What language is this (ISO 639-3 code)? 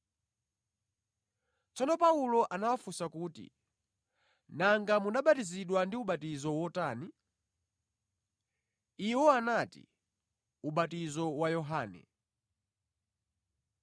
nya